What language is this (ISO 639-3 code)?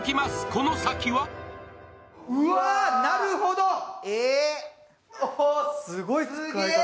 jpn